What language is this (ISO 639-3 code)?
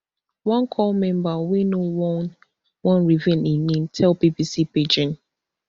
pcm